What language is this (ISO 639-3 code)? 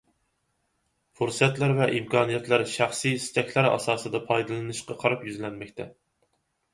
uig